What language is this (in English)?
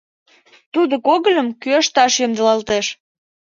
Mari